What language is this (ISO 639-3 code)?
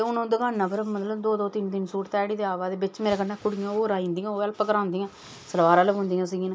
doi